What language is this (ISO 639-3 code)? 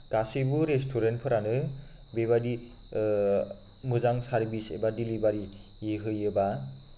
brx